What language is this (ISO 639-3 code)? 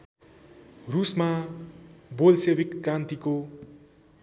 nep